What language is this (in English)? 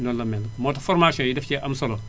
Wolof